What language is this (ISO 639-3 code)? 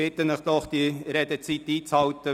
gsw